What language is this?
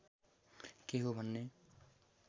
Nepali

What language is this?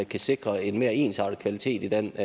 Danish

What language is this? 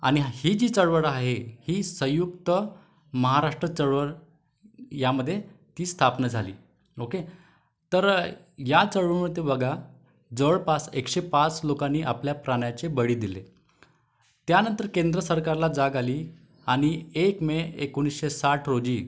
Marathi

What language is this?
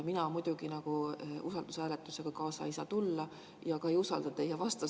Estonian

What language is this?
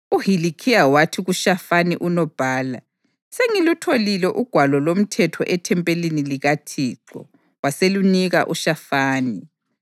North Ndebele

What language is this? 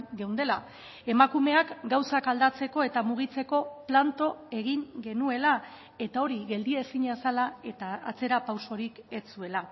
Basque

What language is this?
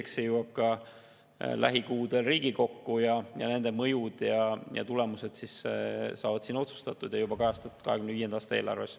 Estonian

